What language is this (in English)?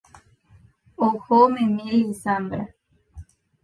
Guarani